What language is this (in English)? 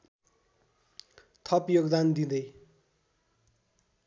Nepali